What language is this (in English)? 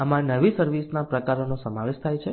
Gujarati